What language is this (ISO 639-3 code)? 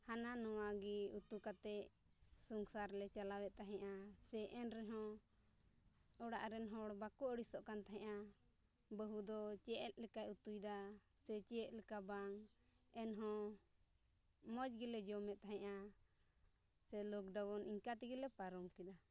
sat